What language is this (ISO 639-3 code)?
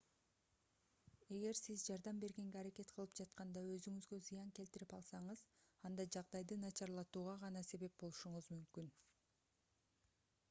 kir